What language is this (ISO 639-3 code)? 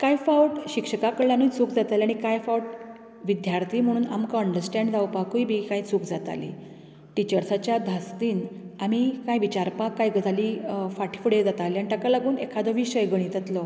kok